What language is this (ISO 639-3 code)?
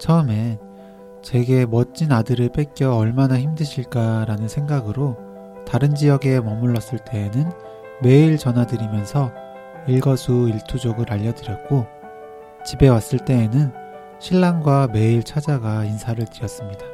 kor